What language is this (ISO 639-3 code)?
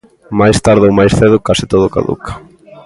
glg